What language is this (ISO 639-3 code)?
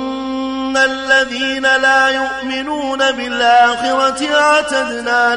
ara